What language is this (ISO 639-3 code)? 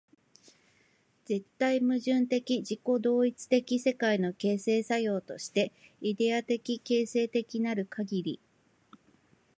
jpn